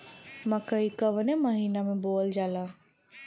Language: Bhojpuri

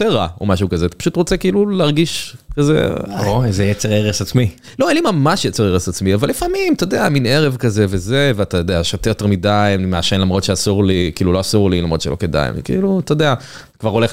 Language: Hebrew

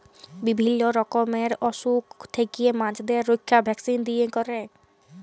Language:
Bangla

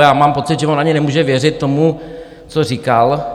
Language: Czech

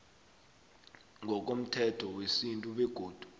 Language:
South Ndebele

